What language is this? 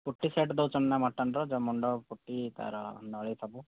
Odia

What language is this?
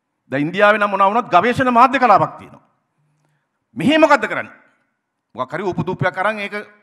Indonesian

